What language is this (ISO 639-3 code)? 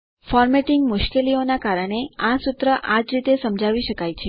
guj